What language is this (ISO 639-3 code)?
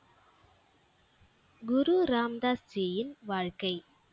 tam